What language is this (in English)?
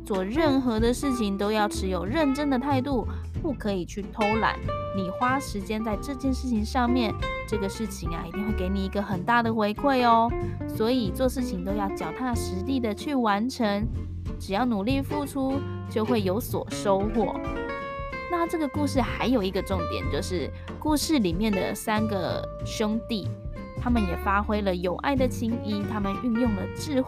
Chinese